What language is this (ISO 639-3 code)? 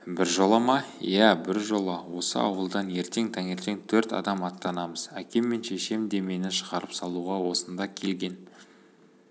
kaz